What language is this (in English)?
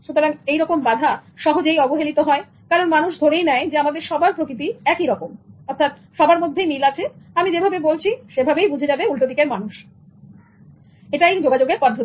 Bangla